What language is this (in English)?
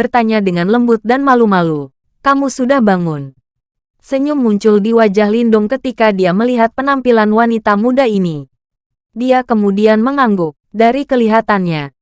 Indonesian